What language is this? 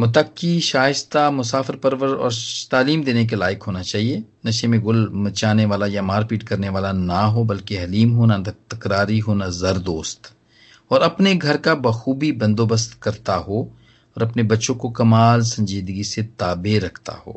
Hindi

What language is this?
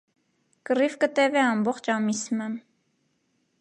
Armenian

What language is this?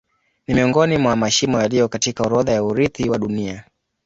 Swahili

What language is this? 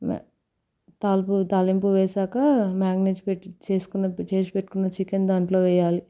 Telugu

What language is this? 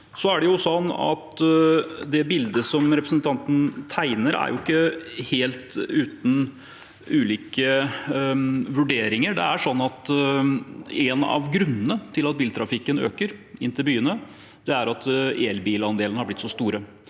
Norwegian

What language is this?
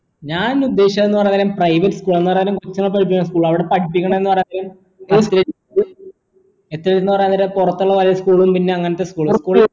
Malayalam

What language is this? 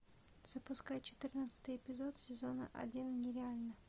Russian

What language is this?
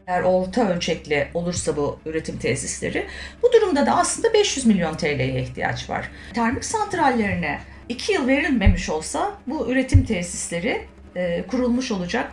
Turkish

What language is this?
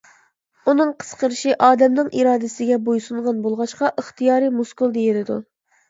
Uyghur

